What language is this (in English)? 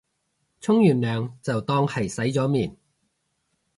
Cantonese